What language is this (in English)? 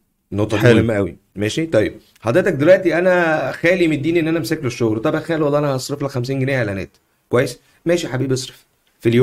Arabic